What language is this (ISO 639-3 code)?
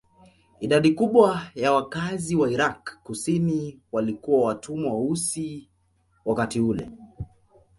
swa